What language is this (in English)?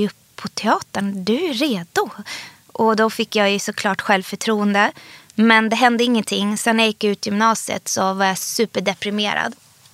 Swedish